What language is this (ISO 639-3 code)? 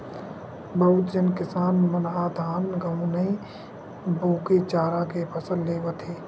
hne